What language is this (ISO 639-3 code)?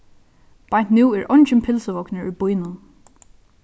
fao